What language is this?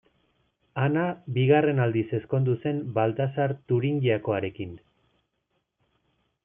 Basque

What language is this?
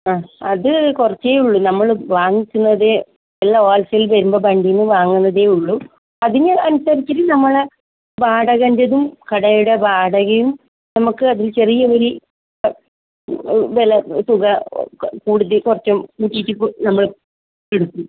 Malayalam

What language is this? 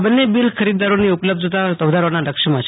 Gujarati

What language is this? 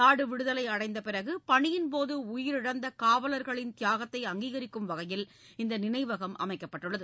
Tamil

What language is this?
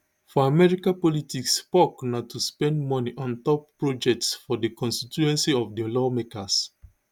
Nigerian Pidgin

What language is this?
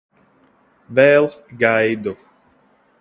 Latvian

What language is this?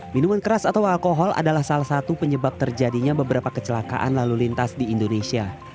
Indonesian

